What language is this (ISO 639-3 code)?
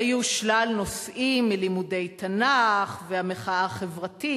heb